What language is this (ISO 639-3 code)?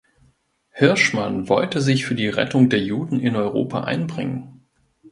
deu